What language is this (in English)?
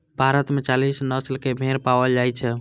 Maithili